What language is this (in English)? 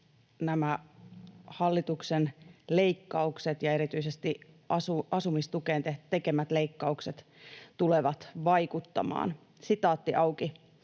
Finnish